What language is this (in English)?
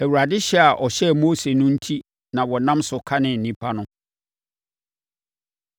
Akan